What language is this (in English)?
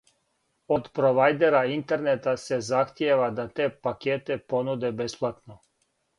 Serbian